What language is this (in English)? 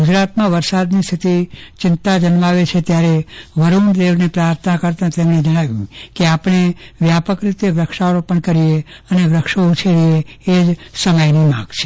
Gujarati